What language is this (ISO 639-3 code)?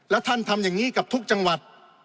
tha